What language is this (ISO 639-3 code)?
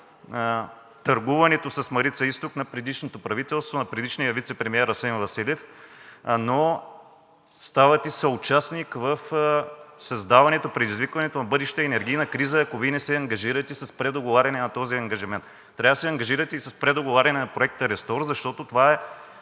bul